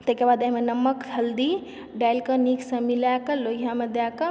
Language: Maithili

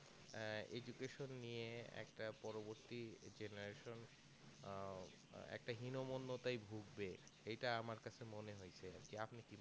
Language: Bangla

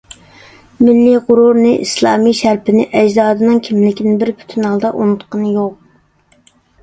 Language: Uyghur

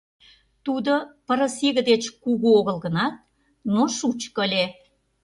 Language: Mari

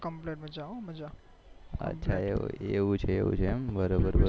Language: Gujarati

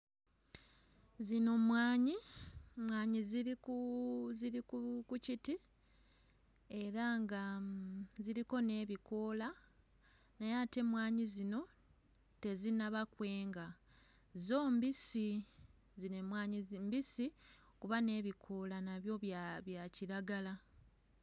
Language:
Ganda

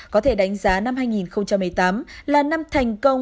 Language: Vietnamese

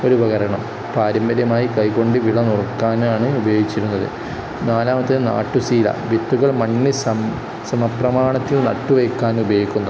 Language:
Malayalam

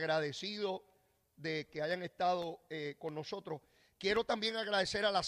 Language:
Spanish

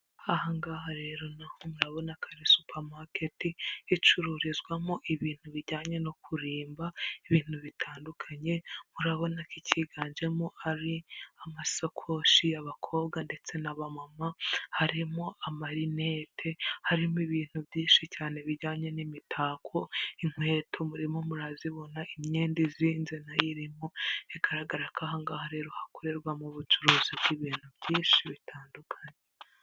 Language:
Kinyarwanda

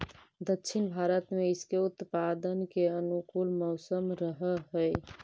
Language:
Magahi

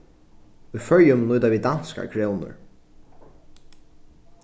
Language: Faroese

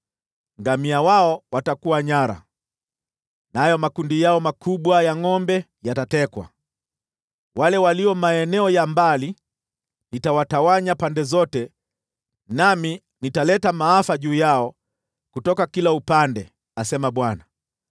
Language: Swahili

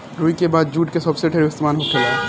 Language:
Bhojpuri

